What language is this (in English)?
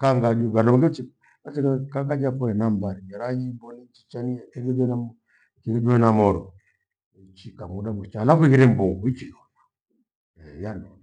Gweno